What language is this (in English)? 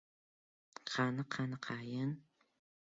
Uzbek